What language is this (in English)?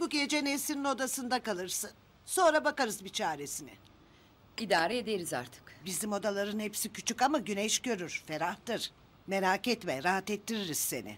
Turkish